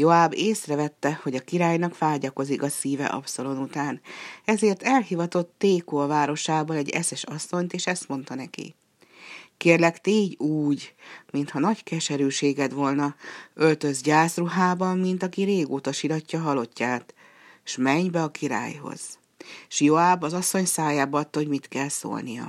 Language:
Hungarian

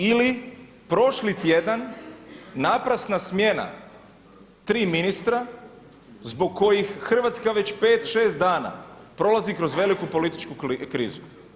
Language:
Croatian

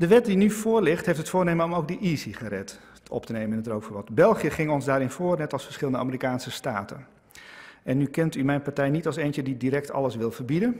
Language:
Dutch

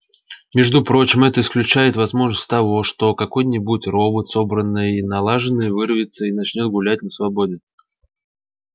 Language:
Russian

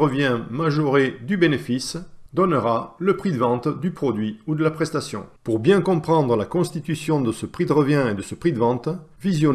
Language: French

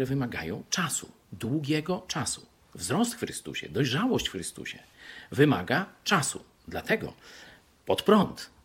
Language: Polish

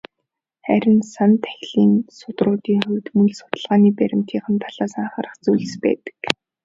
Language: Mongolian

